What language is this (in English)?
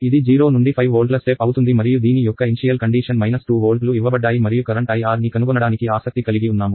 Telugu